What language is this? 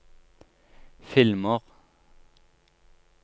Norwegian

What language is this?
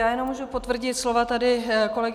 Czech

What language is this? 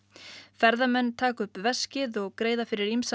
Icelandic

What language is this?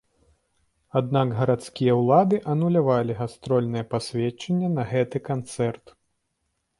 Belarusian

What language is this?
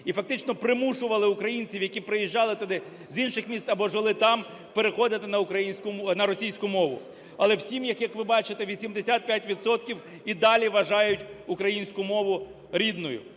Ukrainian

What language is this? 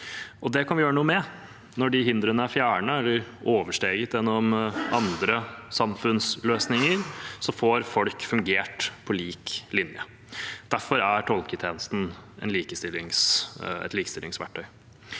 Norwegian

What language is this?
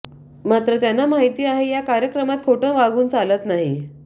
Marathi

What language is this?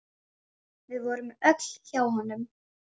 Icelandic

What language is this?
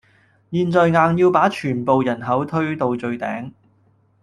Cantonese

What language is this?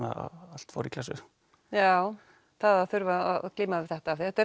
Icelandic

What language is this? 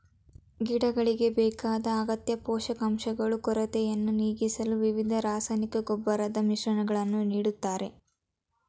Kannada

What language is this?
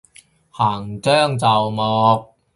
Cantonese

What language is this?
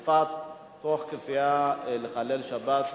Hebrew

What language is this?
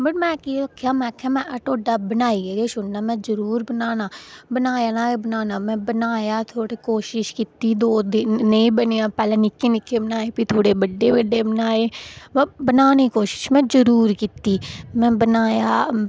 Dogri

